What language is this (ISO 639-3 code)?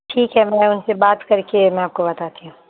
urd